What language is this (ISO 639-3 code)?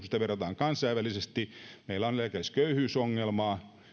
fin